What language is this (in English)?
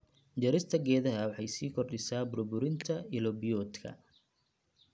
Somali